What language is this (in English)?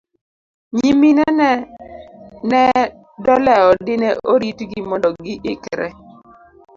Luo (Kenya and Tanzania)